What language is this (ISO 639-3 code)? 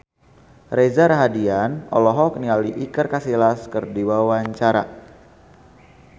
sun